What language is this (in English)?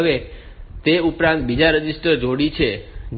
Gujarati